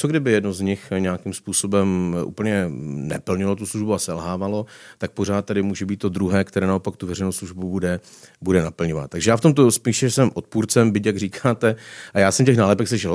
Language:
Czech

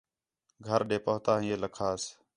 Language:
Khetrani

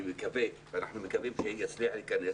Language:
Hebrew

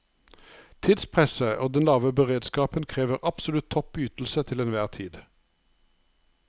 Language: Norwegian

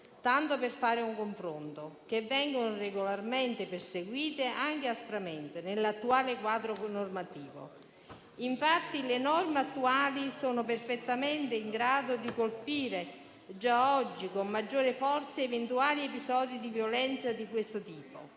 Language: Italian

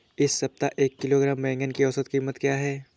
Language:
Hindi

